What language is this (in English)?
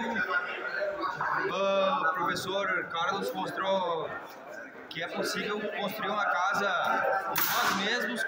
Portuguese